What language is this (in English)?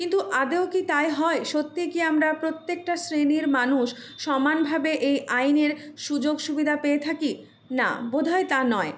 Bangla